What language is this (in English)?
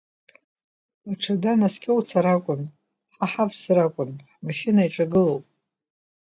Abkhazian